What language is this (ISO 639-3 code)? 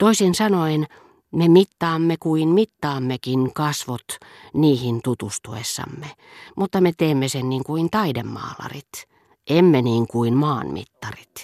fin